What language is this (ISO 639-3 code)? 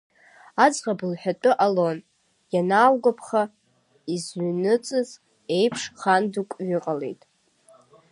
abk